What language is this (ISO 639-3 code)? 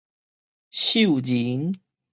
nan